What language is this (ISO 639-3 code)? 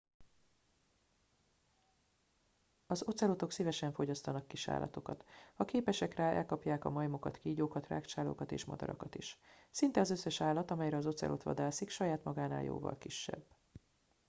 hun